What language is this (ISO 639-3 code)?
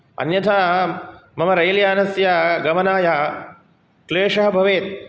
san